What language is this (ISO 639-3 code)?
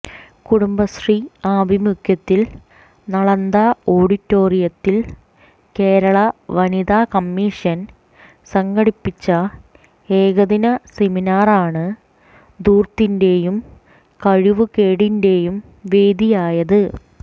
mal